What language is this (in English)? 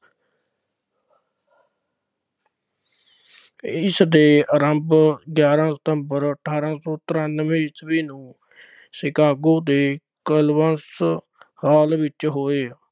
Punjabi